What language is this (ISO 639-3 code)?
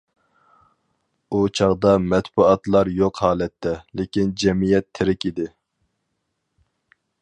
uig